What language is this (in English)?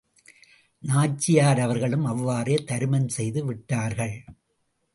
Tamil